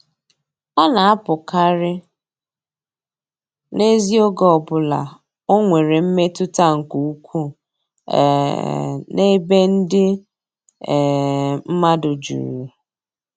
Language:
Igbo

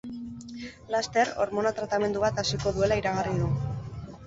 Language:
Basque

